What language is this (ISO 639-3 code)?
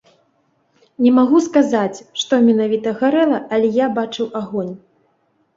bel